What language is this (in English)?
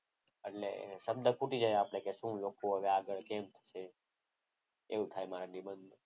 Gujarati